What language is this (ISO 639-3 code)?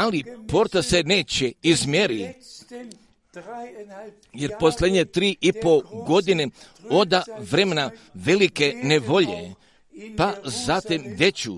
hrv